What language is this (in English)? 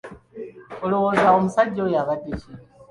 Ganda